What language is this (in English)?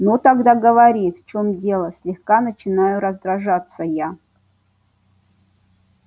Russian